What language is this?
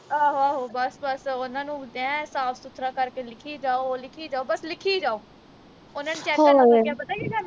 Punjabi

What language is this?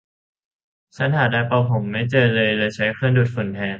Thai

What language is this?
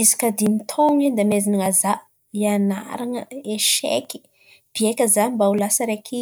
Antankarana Malagasy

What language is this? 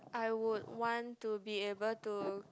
English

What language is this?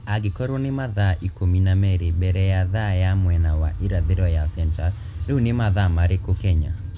Kikuyu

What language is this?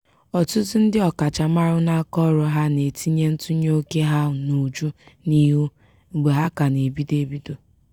Igbo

